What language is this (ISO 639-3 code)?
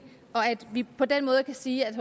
dan